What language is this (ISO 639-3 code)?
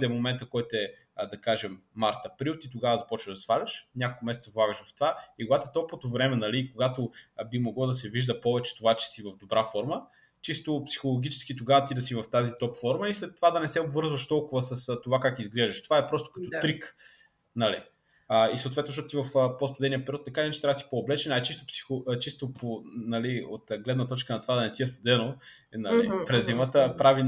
bul